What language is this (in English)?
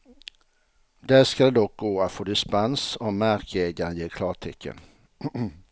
Swedish